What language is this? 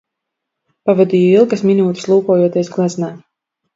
Latvian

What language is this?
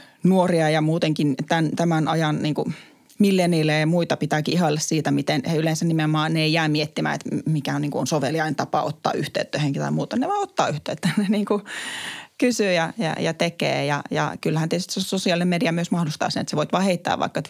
Finnish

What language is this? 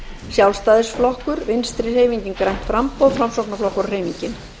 Icelandic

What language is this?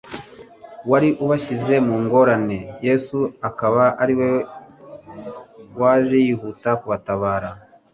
Kinyarwanda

